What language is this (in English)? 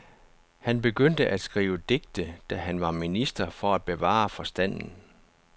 Danish